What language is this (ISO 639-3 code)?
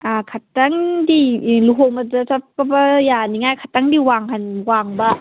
mni